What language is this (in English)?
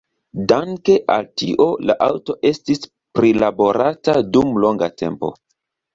Esperanto